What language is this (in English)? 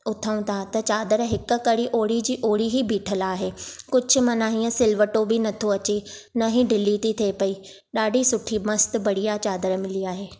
Sindhi